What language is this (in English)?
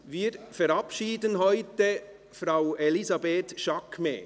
Swiss German